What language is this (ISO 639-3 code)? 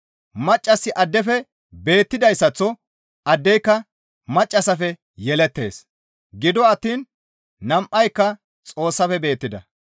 gmv